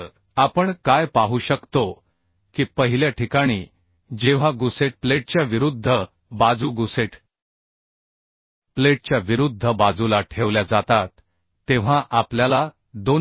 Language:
Marathi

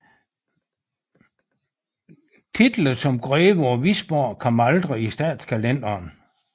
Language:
Danish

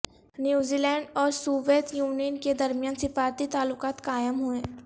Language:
Urdu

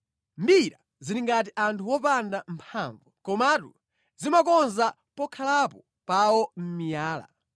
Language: Nyanja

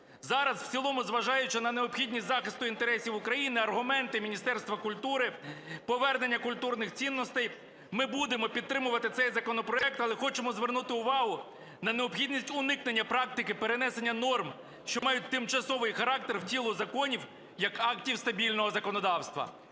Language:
Ukrainian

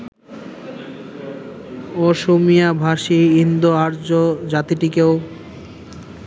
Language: Bangla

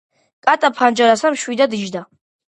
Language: Georgian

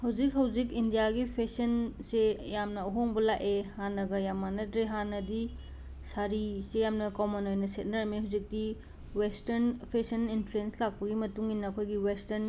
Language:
Manipuri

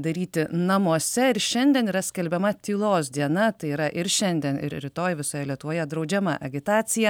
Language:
Lithuanian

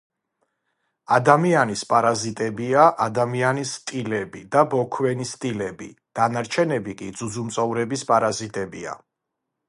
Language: Georgian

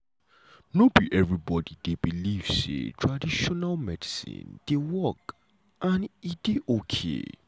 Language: Nigerian Pidgin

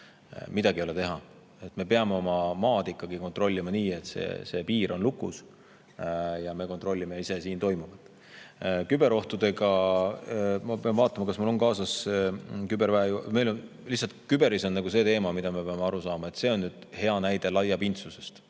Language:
Estonian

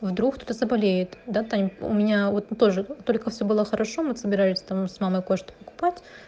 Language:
Russian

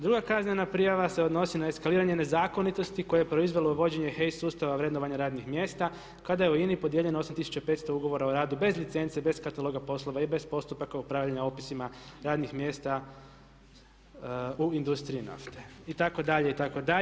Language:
Croatian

